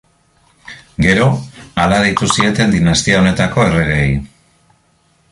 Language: Basque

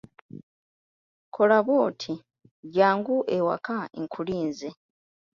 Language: Ganda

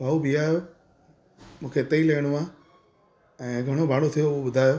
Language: Sindhi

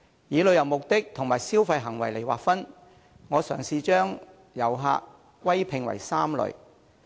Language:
Cantonese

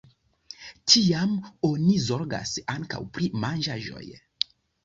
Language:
Esperanto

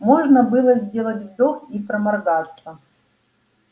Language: Russian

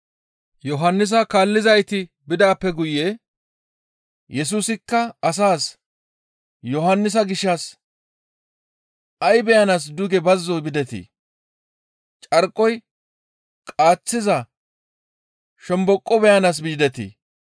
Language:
Gamo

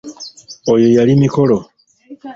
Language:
Ganda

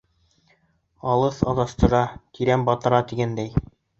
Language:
Bashkir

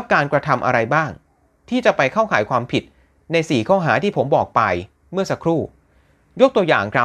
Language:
Thai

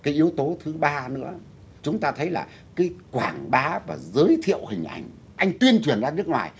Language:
Vietnamese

